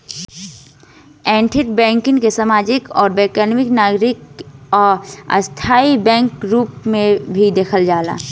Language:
Bhojpuri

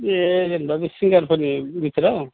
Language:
Bodo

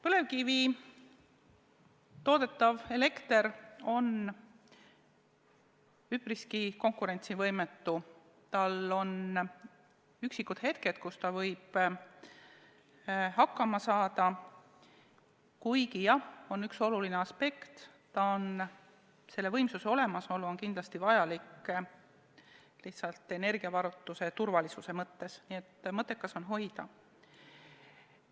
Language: Estonian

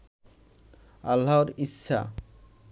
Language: Bangla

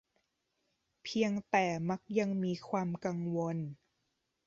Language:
Thai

